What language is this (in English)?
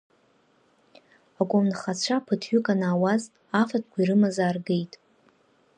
Abkhazian